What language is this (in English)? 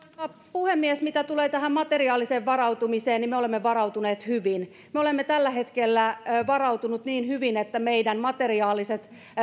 Finnish